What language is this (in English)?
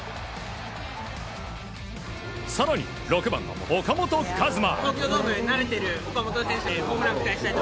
Japanese